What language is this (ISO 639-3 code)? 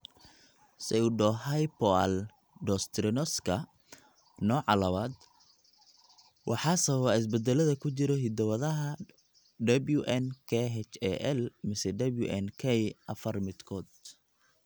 som